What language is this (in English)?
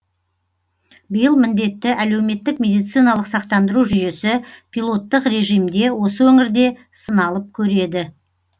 Kazakh